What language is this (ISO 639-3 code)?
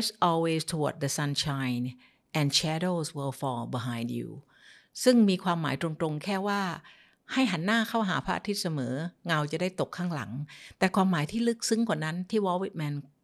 tha